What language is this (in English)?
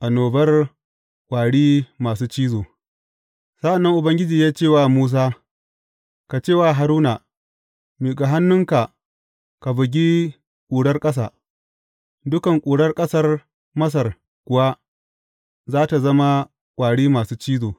Hausa